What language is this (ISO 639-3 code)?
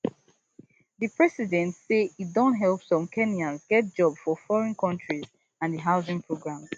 pcm